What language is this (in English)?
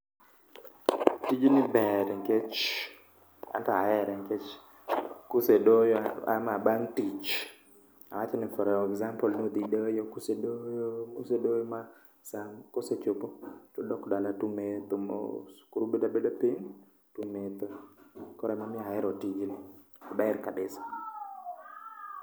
Luo (Kenya and Tanzania)